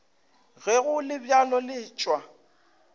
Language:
Northern Sotho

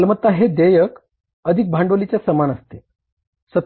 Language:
Marathi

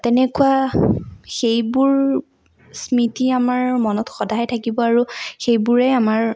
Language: Assamese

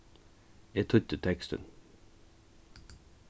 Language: Faroese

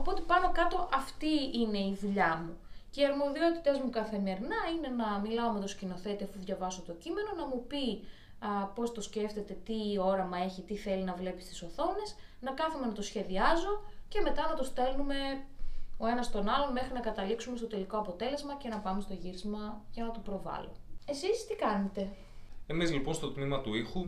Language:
Greek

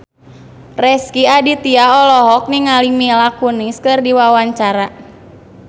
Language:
Sundanese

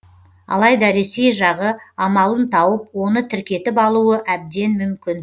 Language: Kazakh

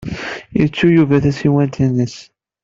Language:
Kabyle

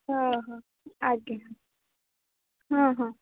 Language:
Odia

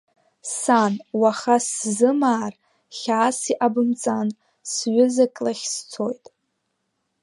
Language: Abkhazian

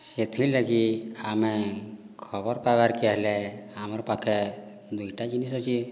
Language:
Odia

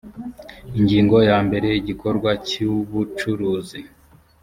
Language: Kinyarwanda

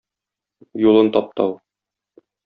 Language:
Tatar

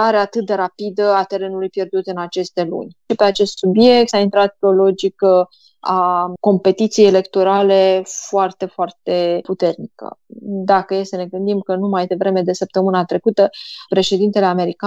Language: Romanian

